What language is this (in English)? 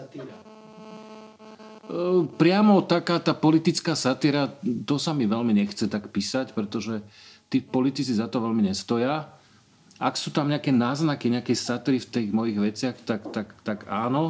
Slovak